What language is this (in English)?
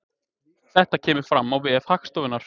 Icelandic